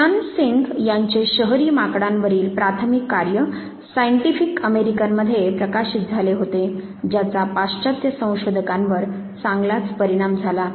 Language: Marathi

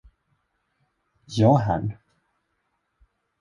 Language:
Swedish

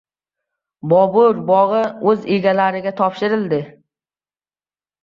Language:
Uzbek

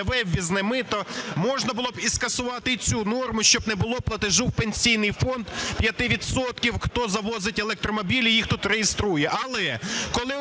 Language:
Ukrainian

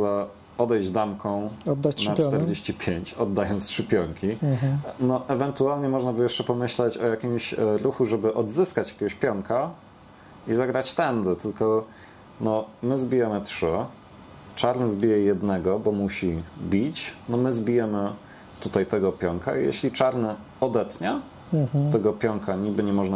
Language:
Polish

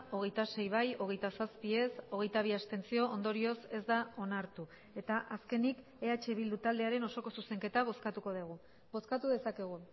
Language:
Basque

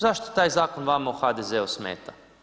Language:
Croatian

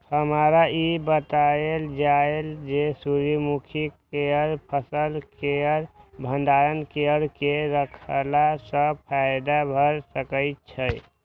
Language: Maithili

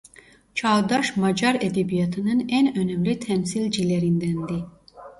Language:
Turkish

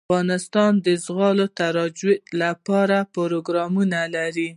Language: Pashto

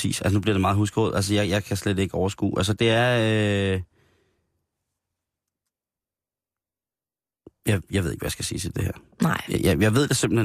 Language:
Danish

